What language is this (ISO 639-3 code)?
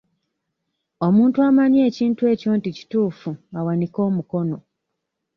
lug